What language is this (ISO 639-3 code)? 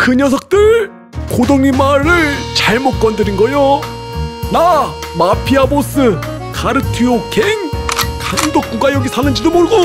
kor